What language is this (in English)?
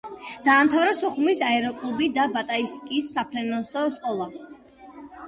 Georgian